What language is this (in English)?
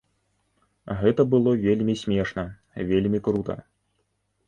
Belarusian